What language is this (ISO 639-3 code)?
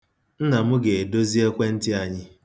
ibo